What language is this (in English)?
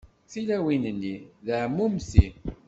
Kabyle